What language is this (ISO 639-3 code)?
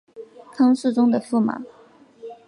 zho